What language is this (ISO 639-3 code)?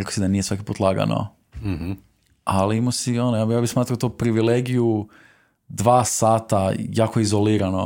hrv